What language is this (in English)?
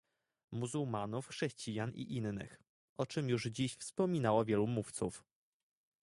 Polish